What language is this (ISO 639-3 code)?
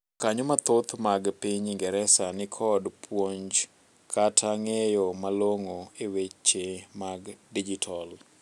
luo